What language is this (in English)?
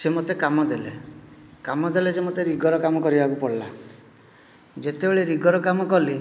Odia